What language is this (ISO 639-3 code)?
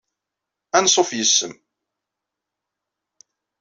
kab